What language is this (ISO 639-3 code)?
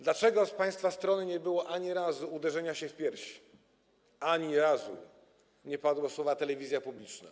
pol